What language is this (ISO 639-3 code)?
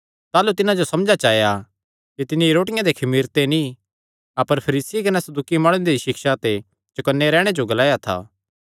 xnr